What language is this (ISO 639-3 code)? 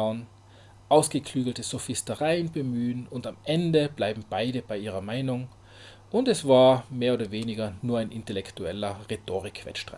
deu